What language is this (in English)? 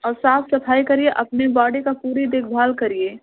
Hindi